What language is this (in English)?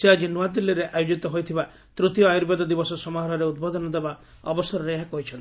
Odia